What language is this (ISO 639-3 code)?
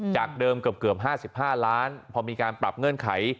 tha